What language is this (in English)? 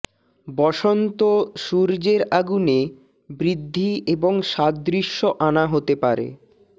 Bangla